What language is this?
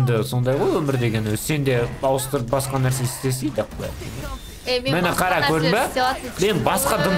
Russian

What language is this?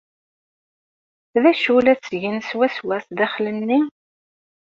Kabyle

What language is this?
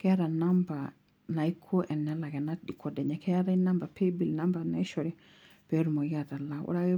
Masai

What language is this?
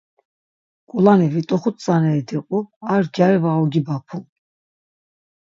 Laz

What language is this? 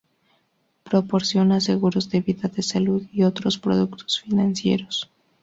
Spanish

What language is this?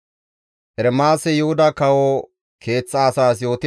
Gamo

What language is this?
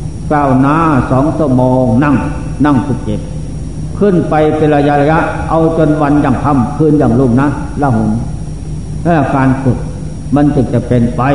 Thai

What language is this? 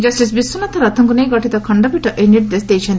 Odia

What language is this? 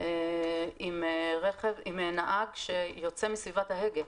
Hebrew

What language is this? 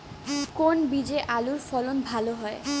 Bangla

